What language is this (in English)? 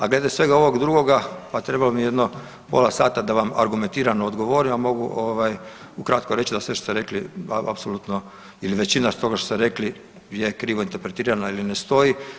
Croatian